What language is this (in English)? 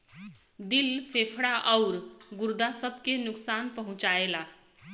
Bhojpuri